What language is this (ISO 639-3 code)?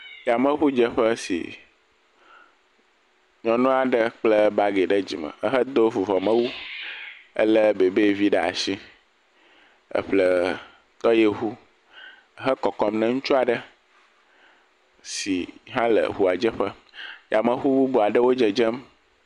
ewe